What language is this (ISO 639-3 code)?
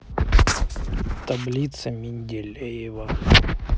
rus